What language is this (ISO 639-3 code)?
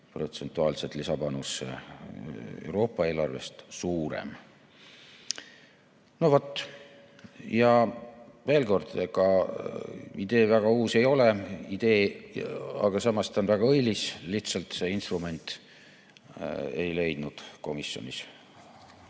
est